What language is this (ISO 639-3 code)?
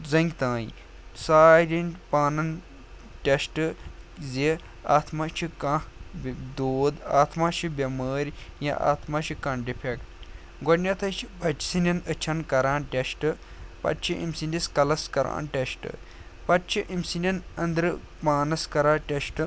kas